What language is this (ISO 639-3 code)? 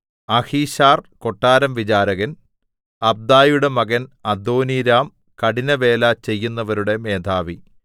mal